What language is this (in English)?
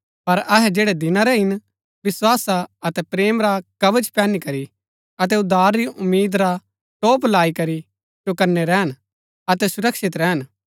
Gaddi